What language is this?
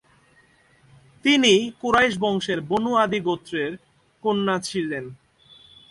Bangla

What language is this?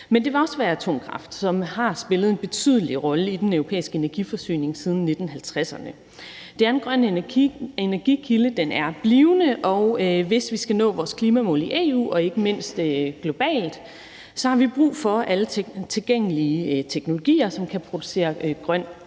Danish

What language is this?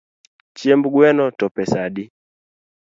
Luo (Kenya and Tanzania)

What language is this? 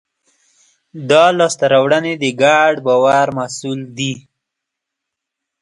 Pashto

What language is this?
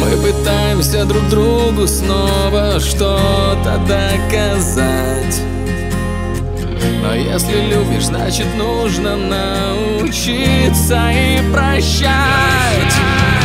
Russian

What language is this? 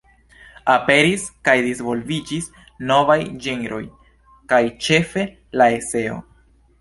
Esperanto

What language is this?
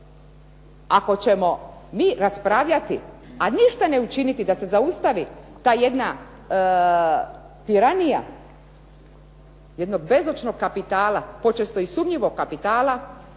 Croatian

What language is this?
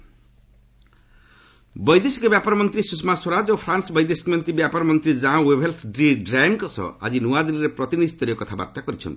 Odia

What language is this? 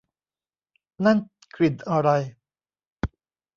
Thai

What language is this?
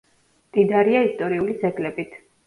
Georgian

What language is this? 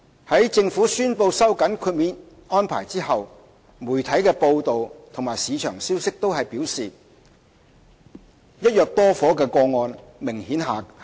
Cantonese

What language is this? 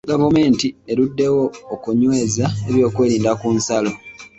Ganda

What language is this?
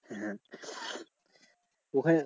Bangla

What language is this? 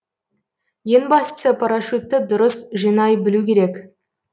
Kazakh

